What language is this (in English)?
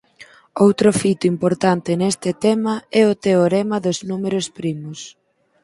Galician